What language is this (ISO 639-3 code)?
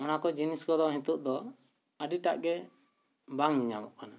sat